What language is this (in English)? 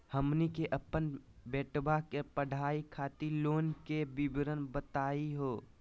Magahi